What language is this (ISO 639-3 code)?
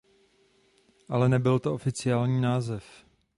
ces